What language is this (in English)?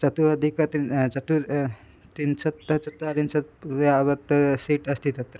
Sanskrit